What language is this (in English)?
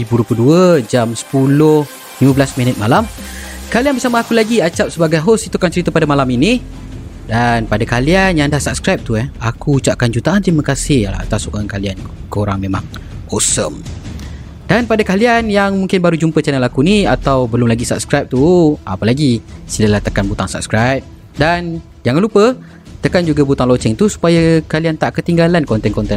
Malay